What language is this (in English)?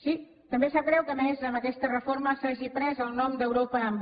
Catalan